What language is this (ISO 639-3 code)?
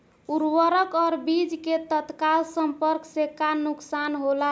bho